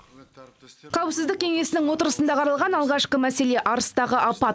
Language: Kazakh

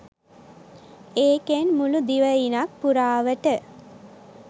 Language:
Sinhala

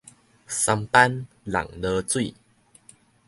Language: Min Nan Chinese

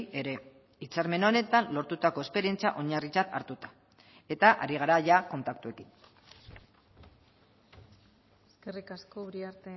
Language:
Basque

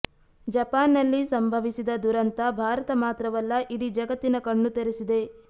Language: Kannada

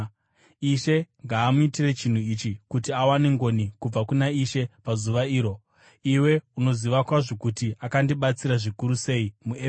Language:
Shona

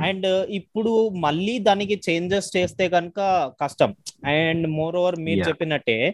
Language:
Telugu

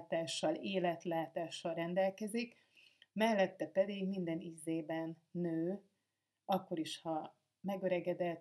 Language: Hungarian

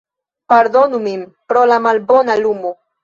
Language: Esperanto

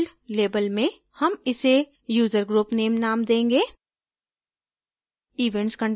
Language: Hindi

